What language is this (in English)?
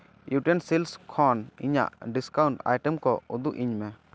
Santali